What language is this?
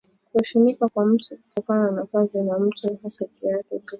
Swahili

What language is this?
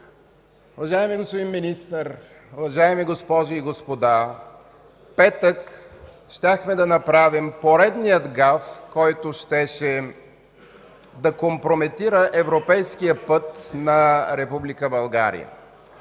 Bulgarian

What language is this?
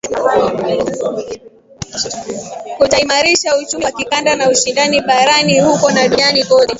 Swahili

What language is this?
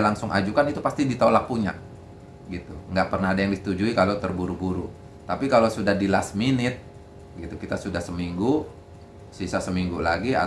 Indonesian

